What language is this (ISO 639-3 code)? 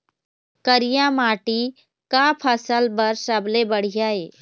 hne